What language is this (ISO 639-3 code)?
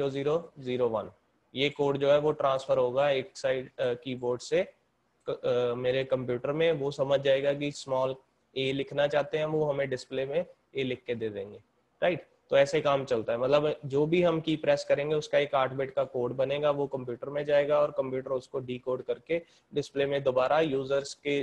hin